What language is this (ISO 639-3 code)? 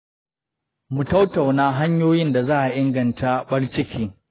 hau